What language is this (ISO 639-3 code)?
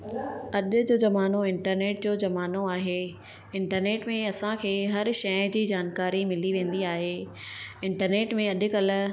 snd